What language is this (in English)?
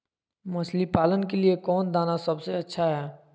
Magahi